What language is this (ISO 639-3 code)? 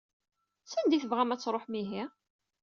kab